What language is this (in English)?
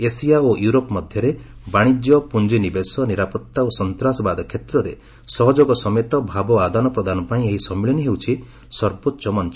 Odia